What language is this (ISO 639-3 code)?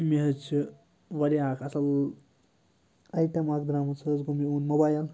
kas